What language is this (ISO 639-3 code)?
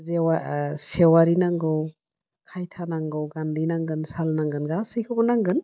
brx